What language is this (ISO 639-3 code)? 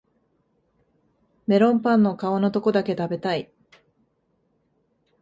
jpn